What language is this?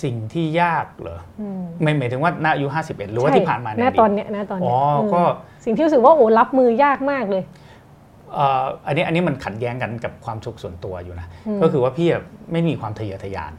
Thai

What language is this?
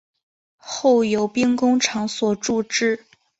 Chinese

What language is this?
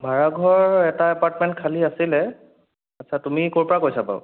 Assamese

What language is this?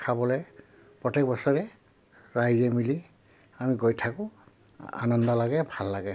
Assamese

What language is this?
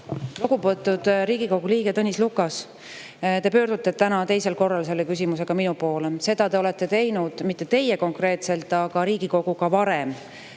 Estonian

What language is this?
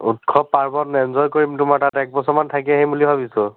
Assamese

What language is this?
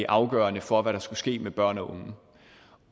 Danish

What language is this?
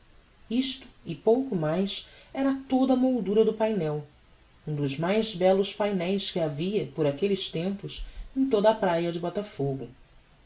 Portuguese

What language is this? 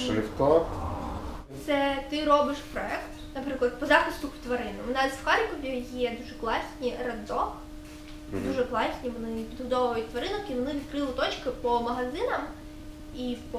Ukrainian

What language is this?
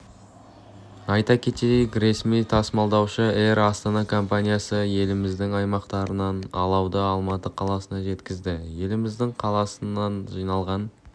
Kazakh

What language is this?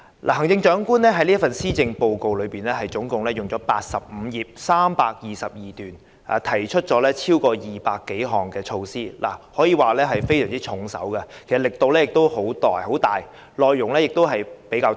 Cantonese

